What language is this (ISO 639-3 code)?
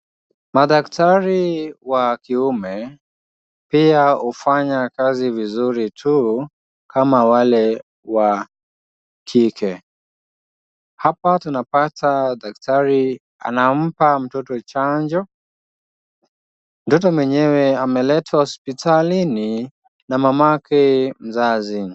swa